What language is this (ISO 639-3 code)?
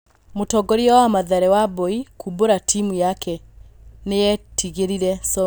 kik